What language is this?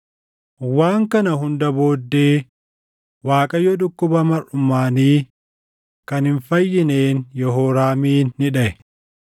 Oromo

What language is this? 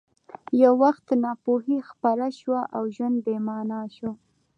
Pashto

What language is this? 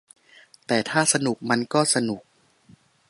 Thai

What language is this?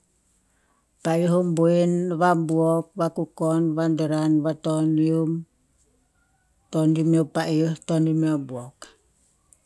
Tinputz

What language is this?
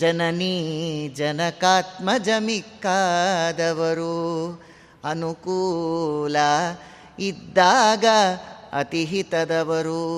Kannada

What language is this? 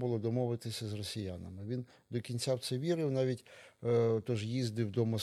Ukrainian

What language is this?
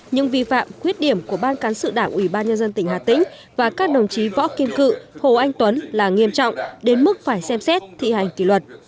Vietnamese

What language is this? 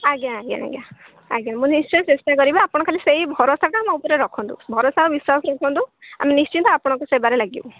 Odia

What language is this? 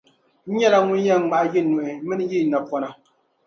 Dagbani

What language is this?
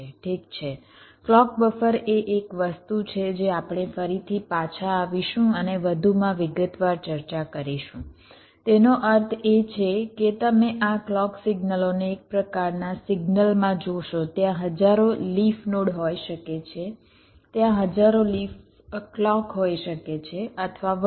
Gujarati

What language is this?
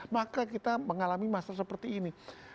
Indonesian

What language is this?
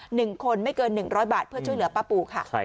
Thai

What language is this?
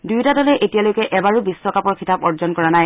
Assamese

